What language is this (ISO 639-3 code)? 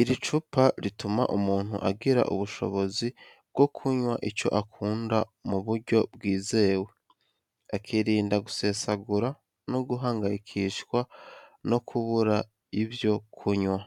kin